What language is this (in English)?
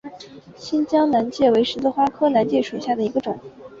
Chinese